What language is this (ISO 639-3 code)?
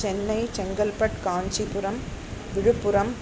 san